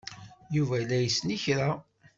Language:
Kabyle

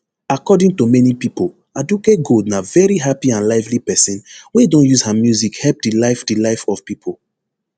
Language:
Nigerian Pidgin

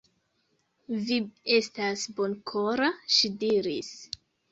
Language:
Esperanto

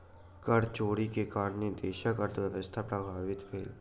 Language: Maithili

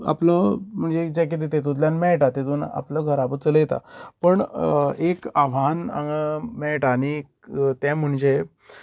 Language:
Konkani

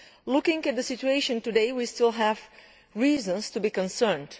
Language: English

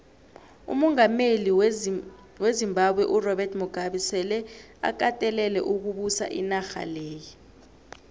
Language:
South Ndebele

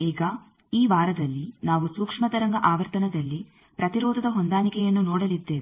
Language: Kannada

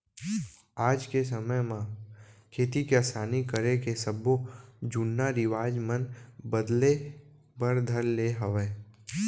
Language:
Chhattisgarhi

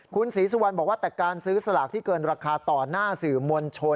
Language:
Thai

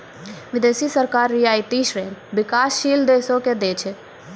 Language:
Maithili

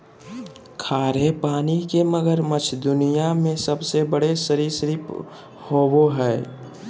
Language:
Magahi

